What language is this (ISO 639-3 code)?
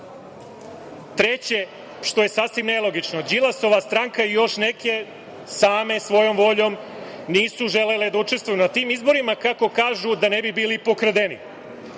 srp